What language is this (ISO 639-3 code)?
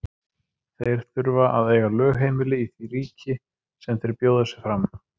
isl